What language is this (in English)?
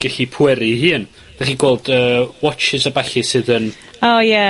Welsh